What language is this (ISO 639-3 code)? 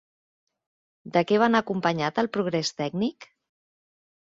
cat